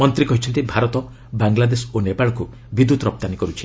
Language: Odia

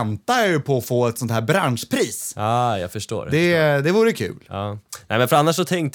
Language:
Swedish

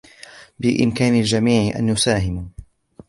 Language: Arabic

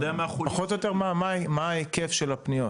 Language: Hebrew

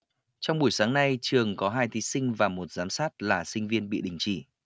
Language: Vietnamese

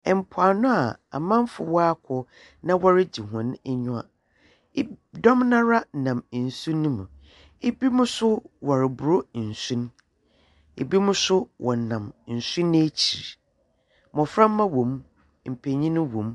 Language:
Akan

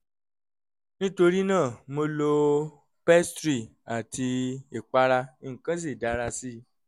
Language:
Yoruba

